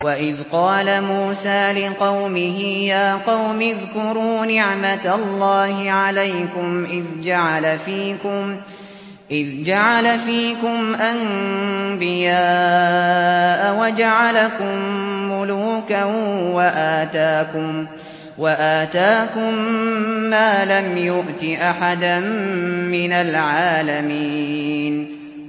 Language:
Arabic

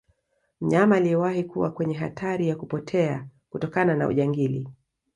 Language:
Swahili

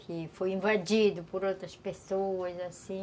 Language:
Portuguese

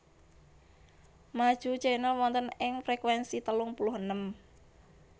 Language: Javanese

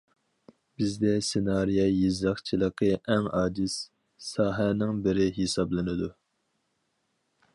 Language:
Uyghur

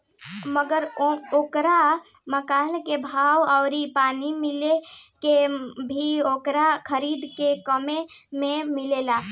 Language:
Bhojpuri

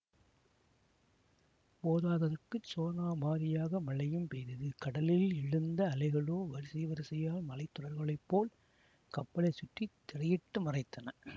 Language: Tamil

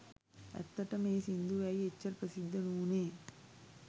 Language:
Sinhala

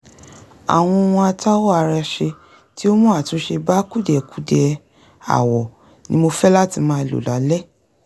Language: Yoruba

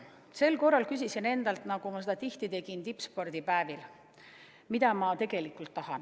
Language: Estonian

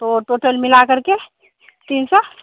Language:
Hindi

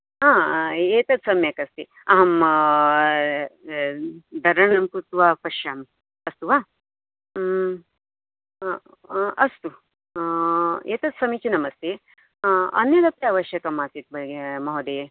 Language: Sanskrit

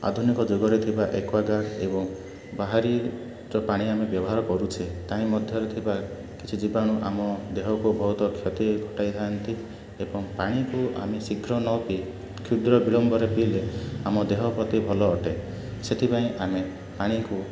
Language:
Odia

